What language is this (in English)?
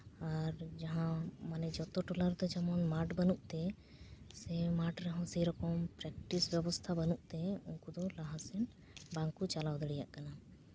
Santali